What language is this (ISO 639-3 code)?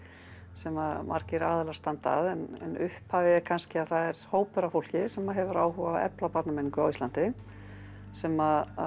isl